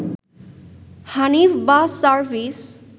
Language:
Bangla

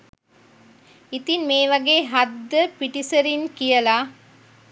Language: Sinhala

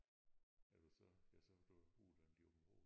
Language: Danish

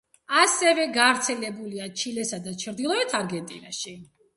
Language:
Georgian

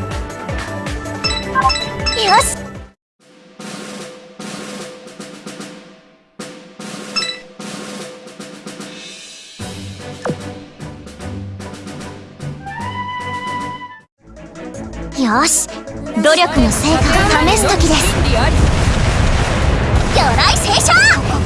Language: Japanese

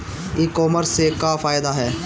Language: Bhojpuri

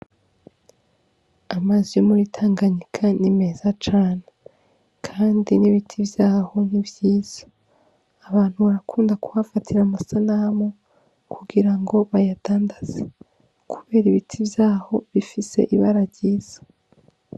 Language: Rundi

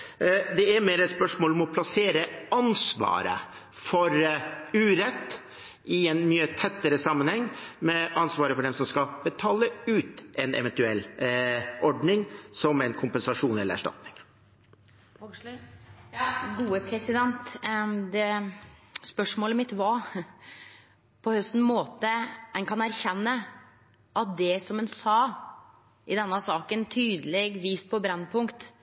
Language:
Norwegian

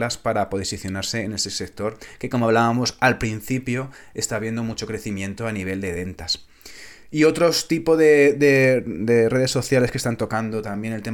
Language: Spanish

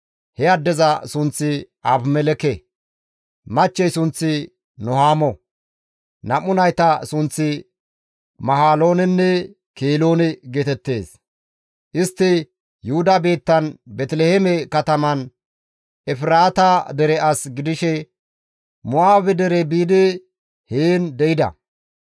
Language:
Gamo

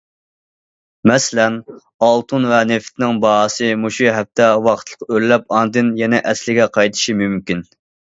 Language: Uyghur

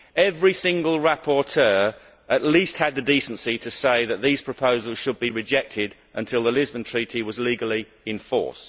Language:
English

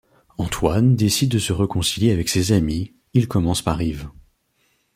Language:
French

